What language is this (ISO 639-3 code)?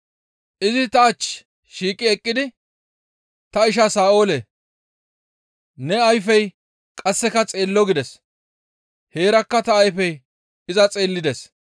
gmv